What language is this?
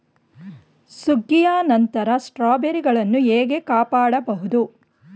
Kannada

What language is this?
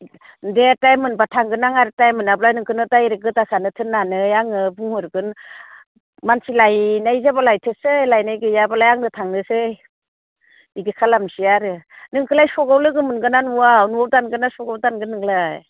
Bodo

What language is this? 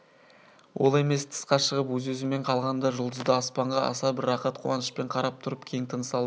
Kazakh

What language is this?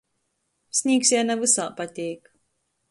Latgalian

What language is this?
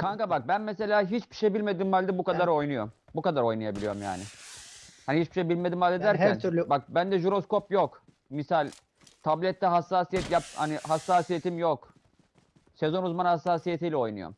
Turkish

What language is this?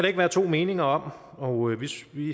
Danish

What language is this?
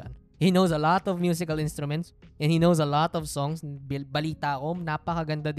Filipino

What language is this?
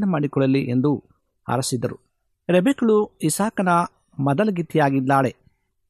Kannada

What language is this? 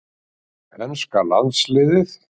Icelandic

